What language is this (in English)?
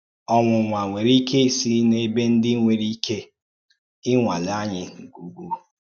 Igbo